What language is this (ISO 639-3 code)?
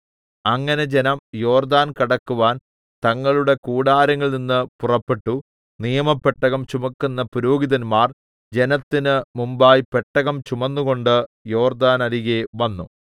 mal